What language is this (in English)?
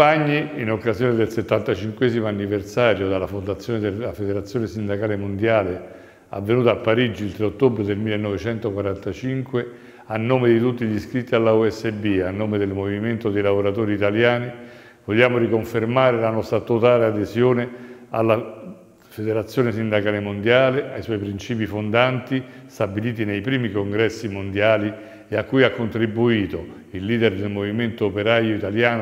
Italian